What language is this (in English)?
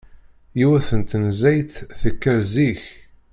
Kabyle